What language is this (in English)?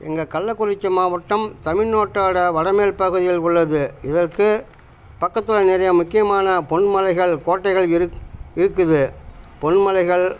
Tamil